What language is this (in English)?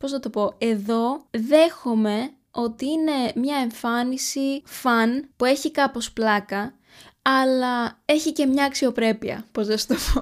Greek